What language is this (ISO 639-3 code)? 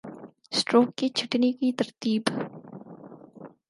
urd